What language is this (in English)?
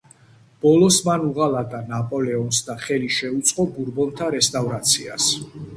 Georgian